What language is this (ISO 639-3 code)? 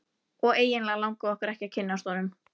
isl